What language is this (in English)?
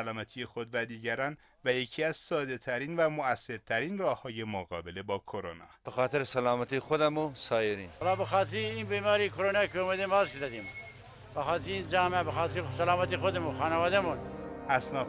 Persian